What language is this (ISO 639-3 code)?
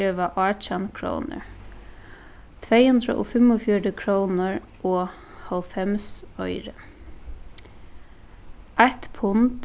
fao